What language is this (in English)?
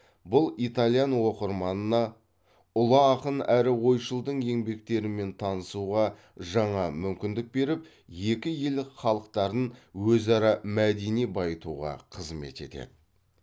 Kazakh